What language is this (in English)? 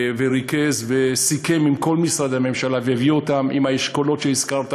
Hebrew